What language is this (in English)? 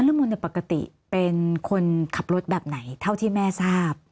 Thai